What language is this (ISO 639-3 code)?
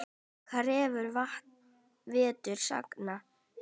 isl